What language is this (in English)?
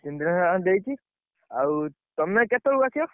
Odia